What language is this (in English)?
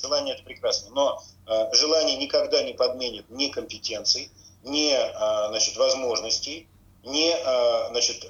Russian